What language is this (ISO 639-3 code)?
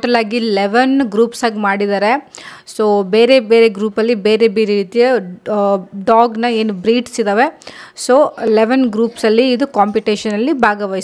kan